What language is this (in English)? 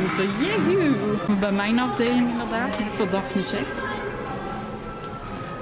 Dutch